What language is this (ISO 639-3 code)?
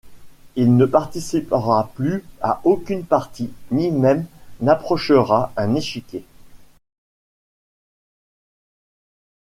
fra